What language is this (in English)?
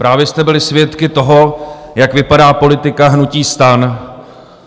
Czech